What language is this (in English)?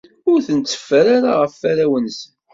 Kabyle